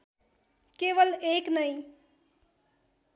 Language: Nepali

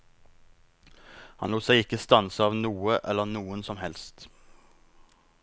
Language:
Norwegian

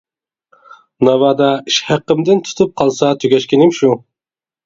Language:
Uyghur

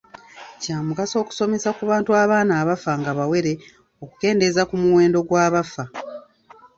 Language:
Ganda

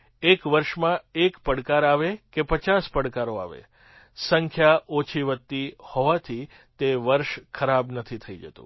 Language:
Gujarati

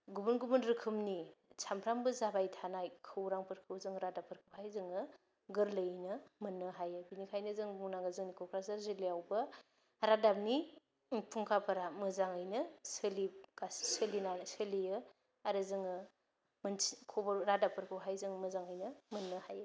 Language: Bodo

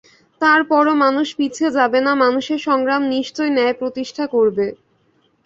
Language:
Bangla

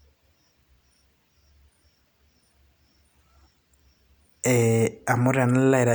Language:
Masai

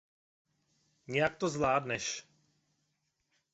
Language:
Czech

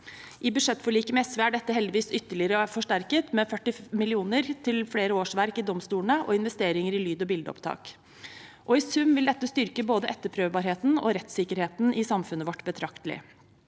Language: Norwegian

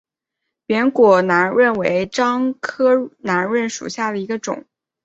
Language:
Chinese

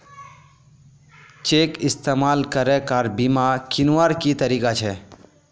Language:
Magahi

